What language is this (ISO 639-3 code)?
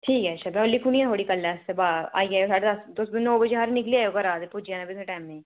doi